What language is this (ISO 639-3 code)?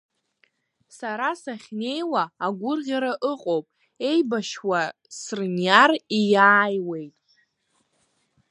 abk